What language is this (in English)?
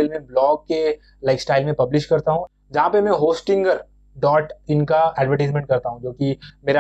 Hindi